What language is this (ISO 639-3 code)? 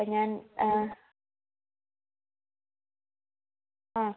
mal